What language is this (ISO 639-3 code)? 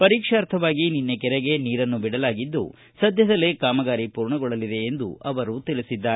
kan